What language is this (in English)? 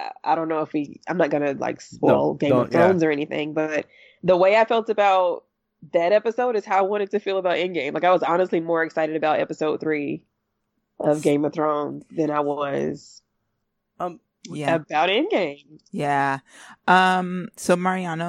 English